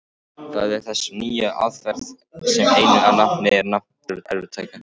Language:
Icelandic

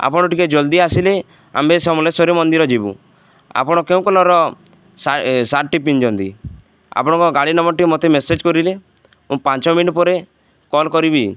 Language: Odia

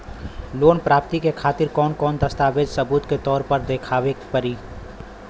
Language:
Bhojpuri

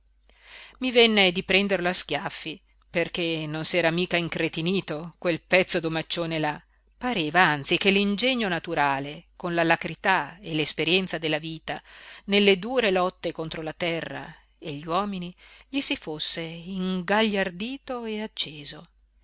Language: Italian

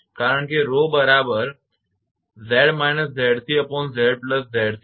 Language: Gujarati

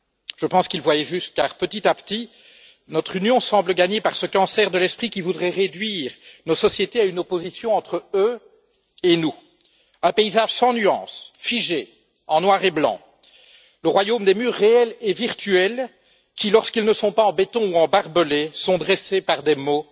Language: French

